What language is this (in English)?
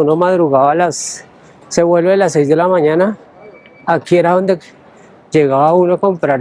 Spanish